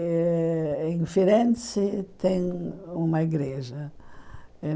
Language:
Portuguese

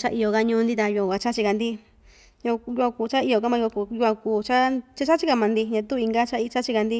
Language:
Ixtayutla Mixtec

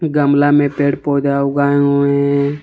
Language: Hindi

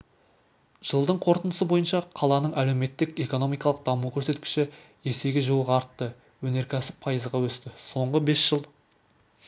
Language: Kazakh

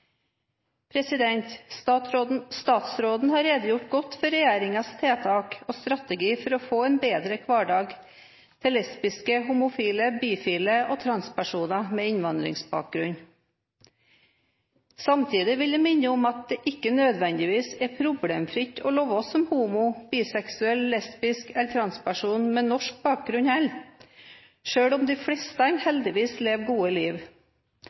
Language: Norwegian Bokmål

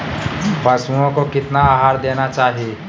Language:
Magahi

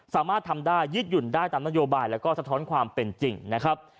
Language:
Thai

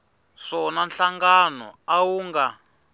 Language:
Tsonga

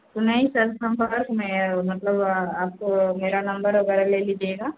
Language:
Hindi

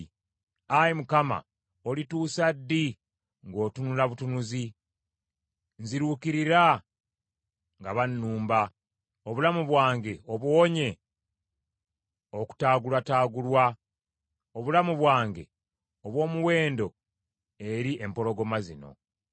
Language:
Ganda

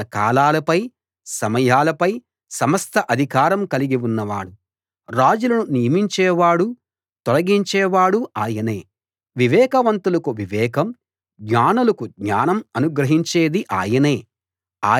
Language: Telugu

